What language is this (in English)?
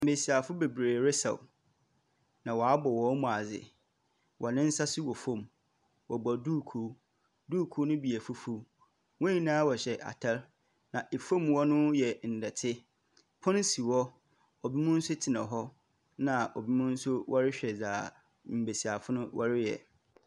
Akan